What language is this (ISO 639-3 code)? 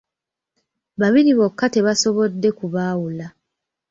lug